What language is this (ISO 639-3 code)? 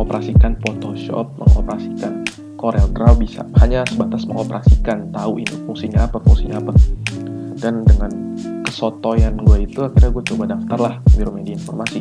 ind